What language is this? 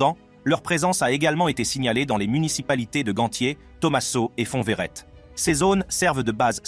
French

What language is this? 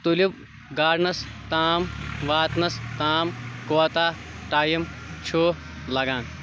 Kashmiri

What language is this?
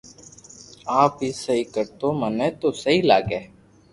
Loarki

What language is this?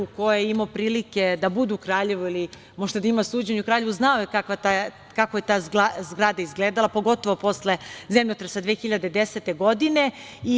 Serbian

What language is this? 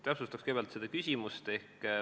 Estonian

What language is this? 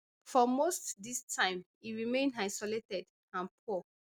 Nigerian Pidgin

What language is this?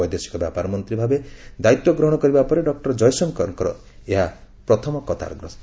Odia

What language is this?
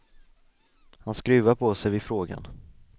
Swedish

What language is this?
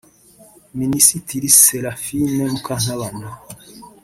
Kinyarwanda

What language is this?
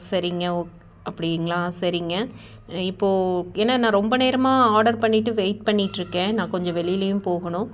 Tamil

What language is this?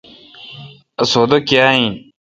Kalkoti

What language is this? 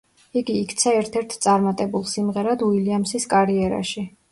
Georgian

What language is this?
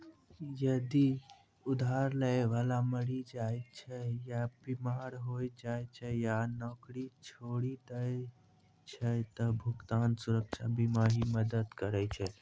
Maithili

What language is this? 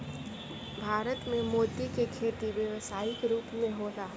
Bhojpuri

